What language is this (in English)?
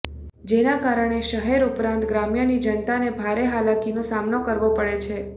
Gujarati